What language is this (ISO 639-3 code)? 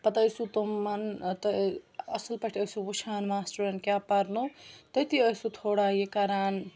kas